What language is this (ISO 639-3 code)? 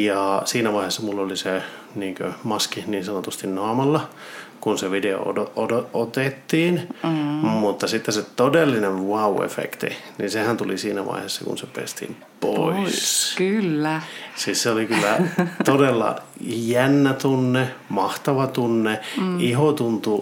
fin